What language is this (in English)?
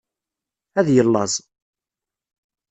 Kabyle